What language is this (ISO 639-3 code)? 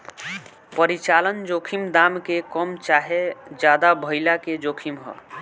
bho